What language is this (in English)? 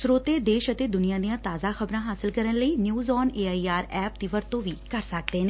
Punjabi